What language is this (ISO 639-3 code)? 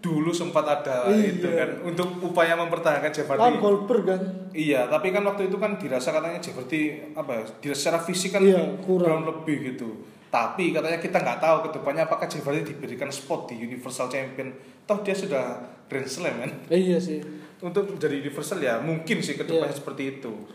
ind